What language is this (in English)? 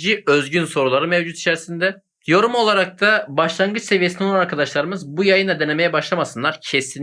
Turkish